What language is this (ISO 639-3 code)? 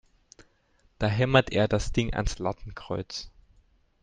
deu